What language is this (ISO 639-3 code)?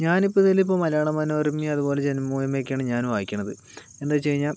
mal